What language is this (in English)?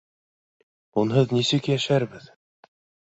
Bashkir